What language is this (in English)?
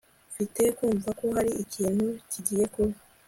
Kinyarwanda